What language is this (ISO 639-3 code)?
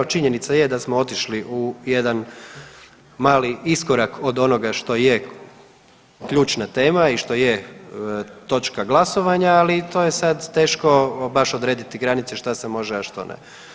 hrv